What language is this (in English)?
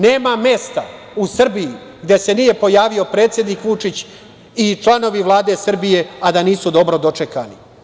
Serbian